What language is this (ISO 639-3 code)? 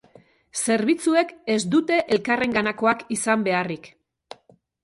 eus